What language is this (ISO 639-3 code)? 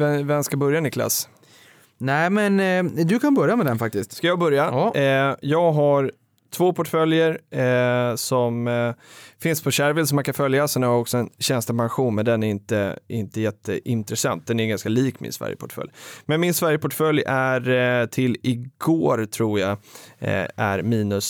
swe